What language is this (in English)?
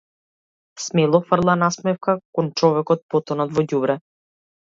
Macedonian